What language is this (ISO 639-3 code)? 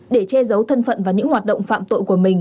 vie